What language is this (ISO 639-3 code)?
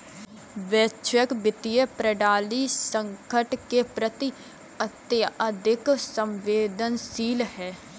hin